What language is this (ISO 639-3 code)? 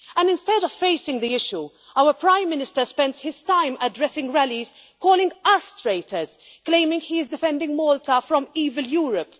eng